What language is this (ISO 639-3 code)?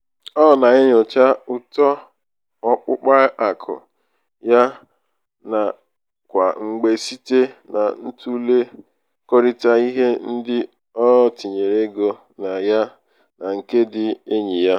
ibo